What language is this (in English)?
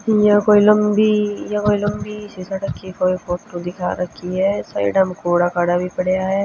Haryanvi